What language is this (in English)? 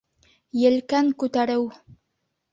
Bashkir